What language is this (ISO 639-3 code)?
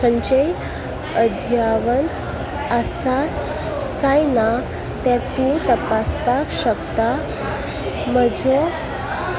kok